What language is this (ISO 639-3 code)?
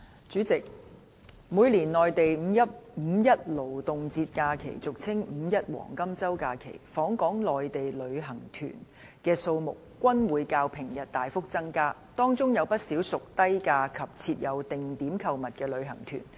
yue